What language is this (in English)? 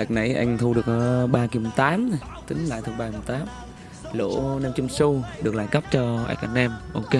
Vietnamese